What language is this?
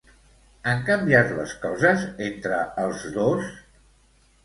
Catalan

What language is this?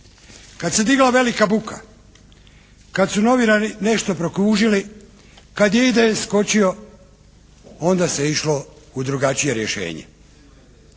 Croatian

